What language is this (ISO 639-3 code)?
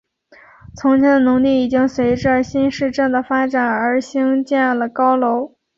zho